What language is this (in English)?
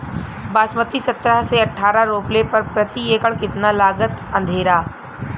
Bhojpuri